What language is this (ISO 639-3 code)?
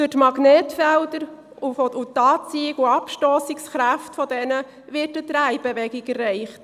gsw